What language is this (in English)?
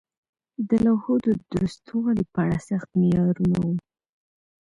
Pashto